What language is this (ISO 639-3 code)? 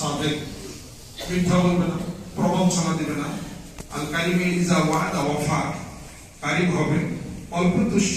ron